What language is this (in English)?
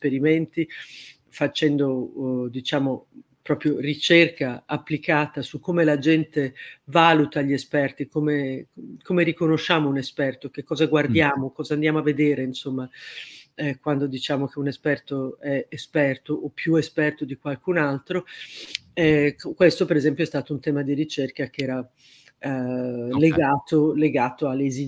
Italian